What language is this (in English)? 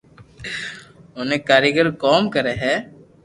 Loarki